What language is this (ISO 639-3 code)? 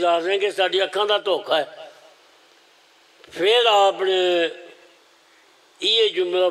ron